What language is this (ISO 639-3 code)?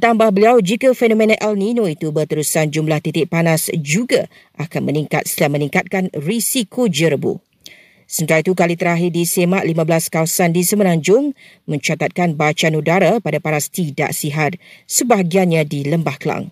msa